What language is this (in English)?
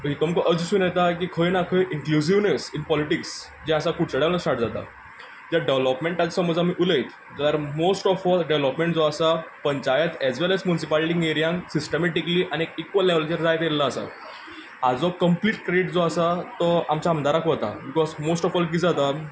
Konkani